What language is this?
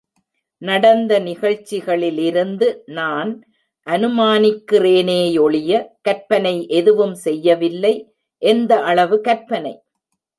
Tamil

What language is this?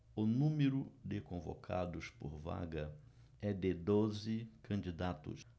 Portuguese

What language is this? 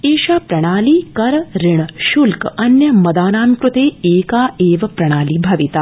Sanskrit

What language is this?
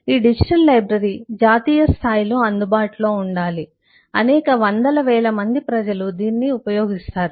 Telugu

